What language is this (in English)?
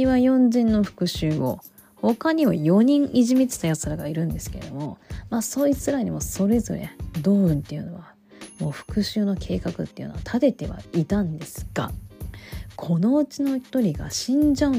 Japanese